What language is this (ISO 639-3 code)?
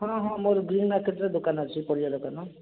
ori